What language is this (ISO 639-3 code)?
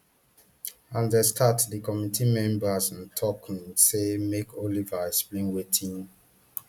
pcm